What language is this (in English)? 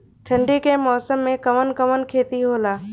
Bhojpuri